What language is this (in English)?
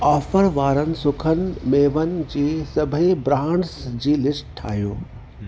Sindhi